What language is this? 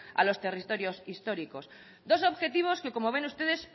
Spanish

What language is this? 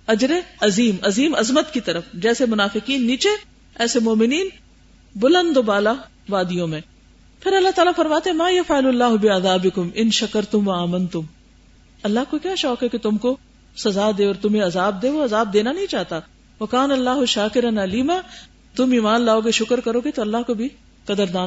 Urdu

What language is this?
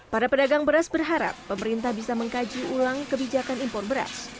Indonesian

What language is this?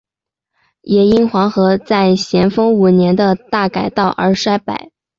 Chinese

